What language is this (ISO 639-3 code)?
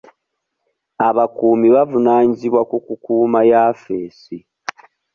lug